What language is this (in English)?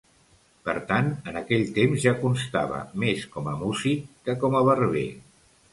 Catalan